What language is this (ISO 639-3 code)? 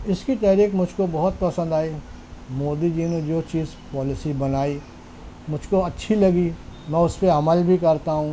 urd